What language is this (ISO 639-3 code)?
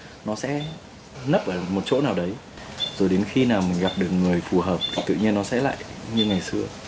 vie